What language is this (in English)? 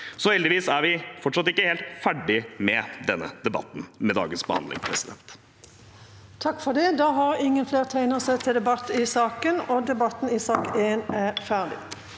Norwegian